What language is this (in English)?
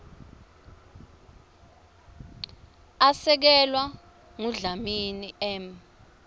Swati